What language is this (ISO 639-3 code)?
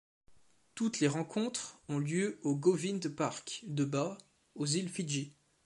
fra